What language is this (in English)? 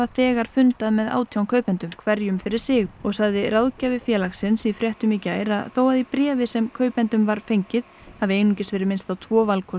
Icelandic